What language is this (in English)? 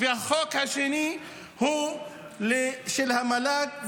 Hebrew